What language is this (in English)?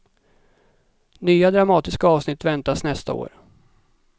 Swedish